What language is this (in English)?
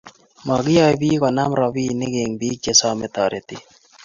Kalenjin